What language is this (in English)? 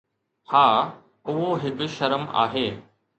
Sindhi